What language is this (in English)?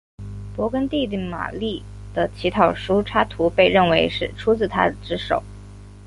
Chinese